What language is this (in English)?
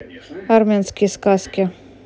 Russian